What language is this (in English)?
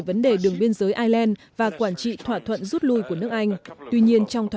Vietnamese